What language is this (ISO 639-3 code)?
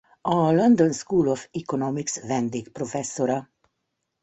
hun